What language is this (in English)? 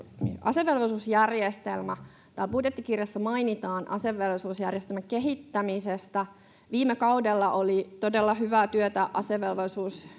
Finnish